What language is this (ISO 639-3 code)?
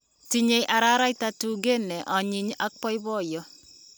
kln